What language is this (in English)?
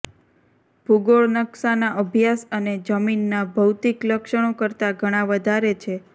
Gujarati